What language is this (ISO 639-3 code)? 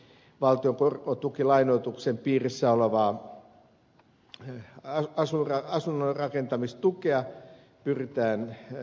fin